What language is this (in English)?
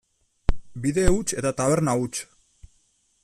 Basque